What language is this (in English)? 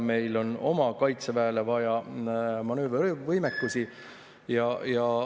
Estonian